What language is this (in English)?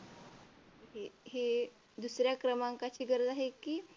Marathi